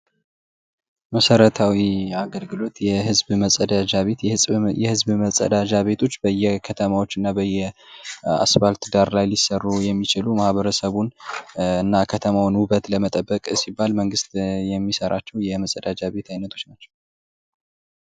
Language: Amharic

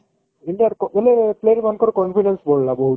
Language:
Odia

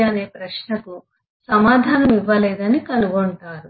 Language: Telugu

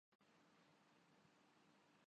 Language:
Urdu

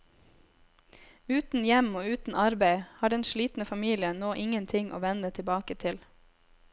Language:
Norwegian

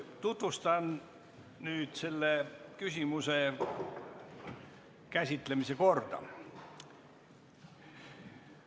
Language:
Estonian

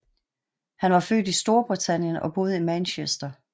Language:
Danish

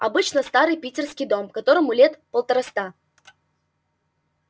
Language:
Russian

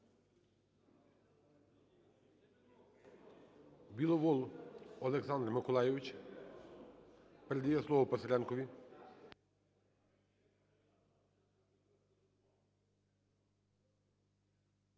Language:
Ukrainian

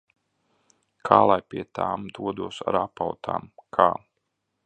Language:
Latvian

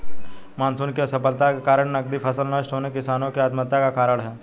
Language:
Hindi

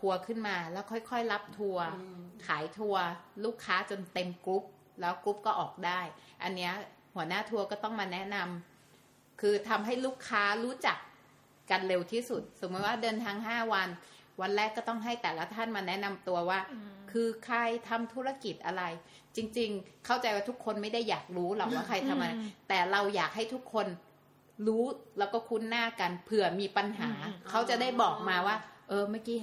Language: Thai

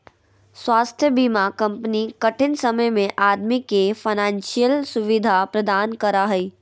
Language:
Magahi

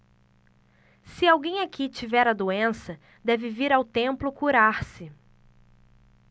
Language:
Portuguese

